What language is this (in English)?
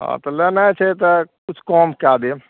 Maithili